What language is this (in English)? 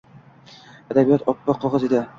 Uzbek